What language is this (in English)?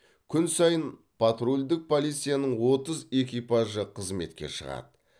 Kazakh